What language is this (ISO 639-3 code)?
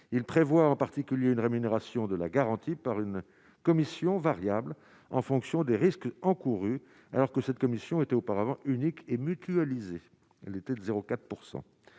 fra